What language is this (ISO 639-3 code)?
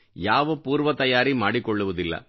kan